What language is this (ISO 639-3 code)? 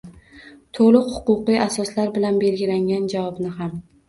uzb